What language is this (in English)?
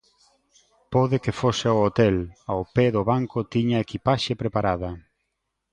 Galician